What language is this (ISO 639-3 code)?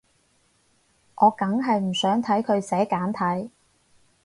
yue